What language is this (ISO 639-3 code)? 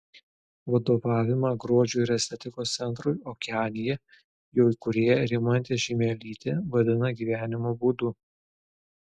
lit